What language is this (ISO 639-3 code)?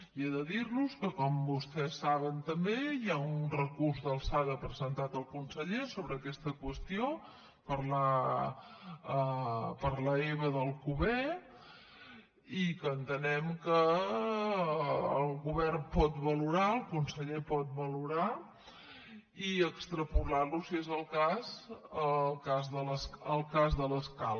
cat